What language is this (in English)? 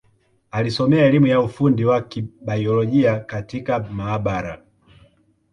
Swahili